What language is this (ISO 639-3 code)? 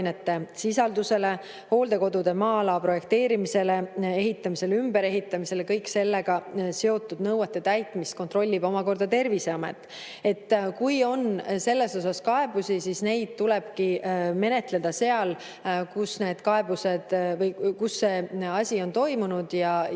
est